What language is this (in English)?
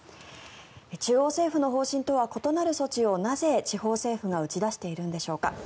Japanese